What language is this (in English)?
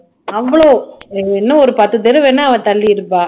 Tamil